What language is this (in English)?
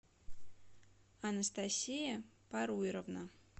Russian